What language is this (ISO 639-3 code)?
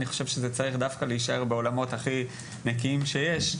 heb